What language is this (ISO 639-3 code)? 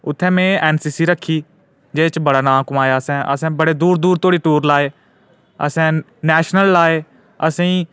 doi